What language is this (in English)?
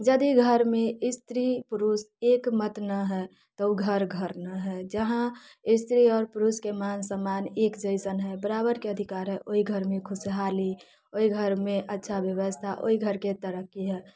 Maithili